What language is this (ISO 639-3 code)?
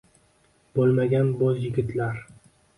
uzb